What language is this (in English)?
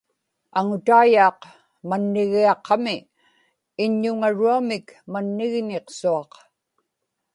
Inupiaq